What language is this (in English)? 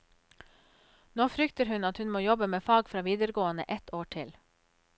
Norwegian